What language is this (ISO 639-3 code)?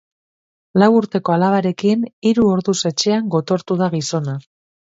eus